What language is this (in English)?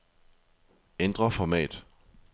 Danish